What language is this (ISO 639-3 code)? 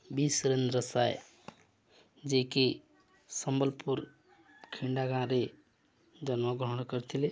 ori